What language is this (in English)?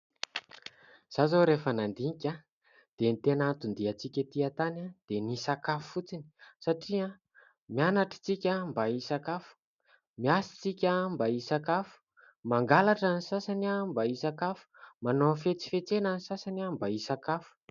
Malagasy